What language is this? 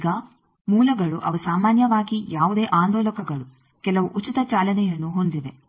Kannada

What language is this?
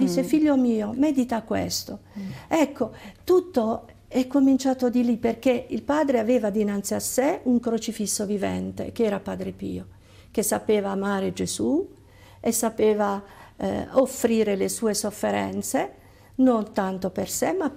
Italian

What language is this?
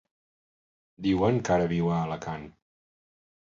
Catalan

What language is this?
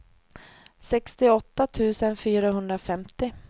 Swedish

